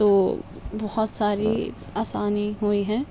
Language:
Urdu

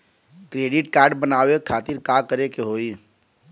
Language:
Bhojpuri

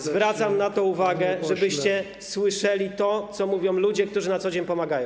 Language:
Polish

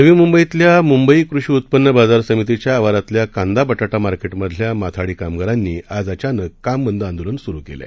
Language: Marathi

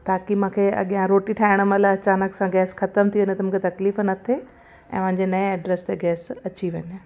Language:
Sindhi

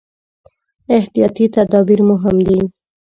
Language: Pashto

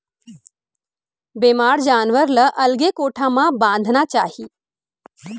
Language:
Chhattisgarhi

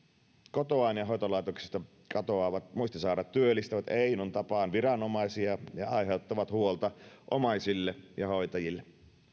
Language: Finnish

